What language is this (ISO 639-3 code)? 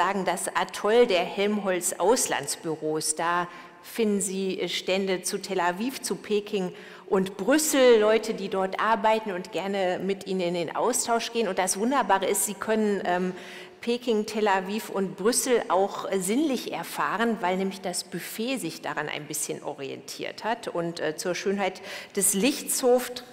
deu